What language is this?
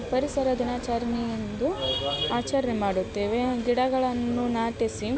Kannada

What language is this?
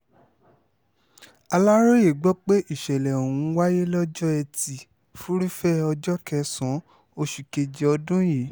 Yoruba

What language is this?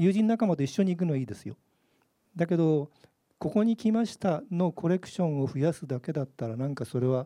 Japanese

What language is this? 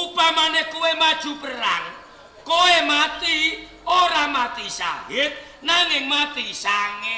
Indonesian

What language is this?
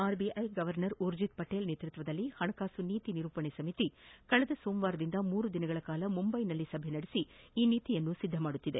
Kannada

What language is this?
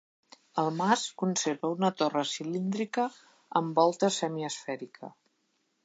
Catalan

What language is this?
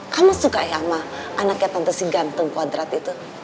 Indonesian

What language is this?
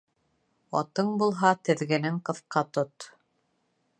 Bashkir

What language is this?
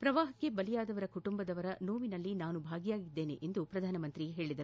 Kannada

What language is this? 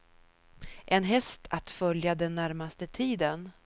Swedish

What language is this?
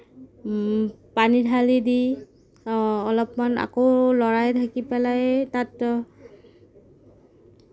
Assamese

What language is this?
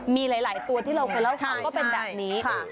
Thai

